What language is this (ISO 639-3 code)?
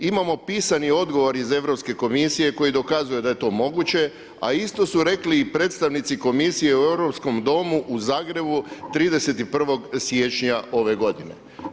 hrv